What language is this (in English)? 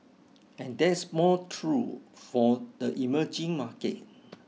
English